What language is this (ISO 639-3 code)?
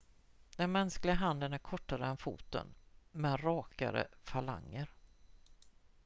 swe